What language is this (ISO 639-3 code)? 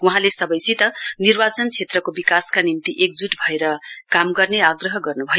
nep